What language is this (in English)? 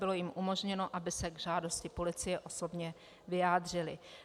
Czech